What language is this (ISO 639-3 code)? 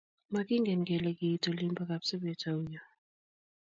kln